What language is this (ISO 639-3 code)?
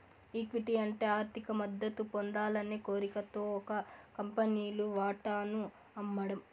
tel